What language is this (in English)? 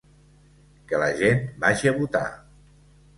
Catalan